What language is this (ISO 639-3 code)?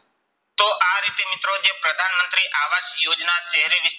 guj